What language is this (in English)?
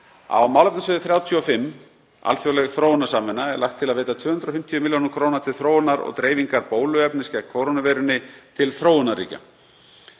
Icelandic